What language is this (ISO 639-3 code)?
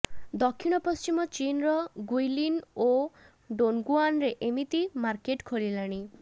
ori